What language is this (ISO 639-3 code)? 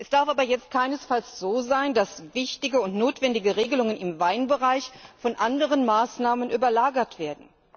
deu